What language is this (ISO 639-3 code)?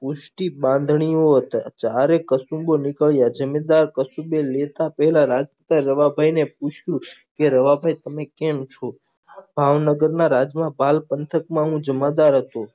guj